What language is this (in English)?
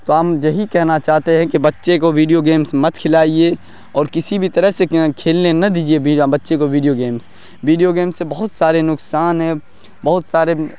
Urdu